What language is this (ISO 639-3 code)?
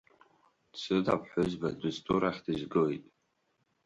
abk